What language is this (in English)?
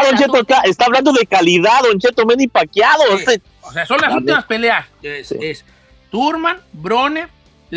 Spanish